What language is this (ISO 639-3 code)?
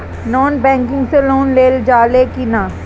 bho